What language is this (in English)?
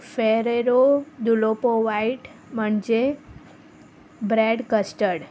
Konkani